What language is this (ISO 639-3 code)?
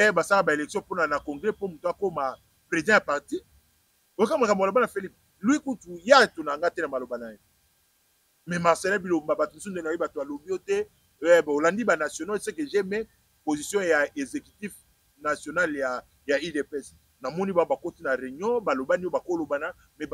fra